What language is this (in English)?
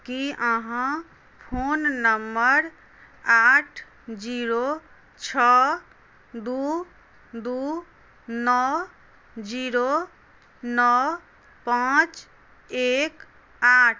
Maithili